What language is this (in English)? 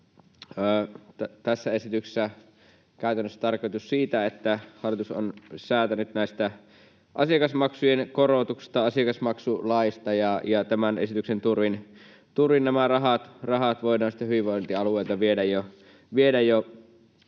Finnish